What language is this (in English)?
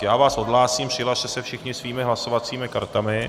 Czech